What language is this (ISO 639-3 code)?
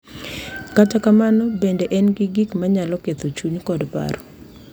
luo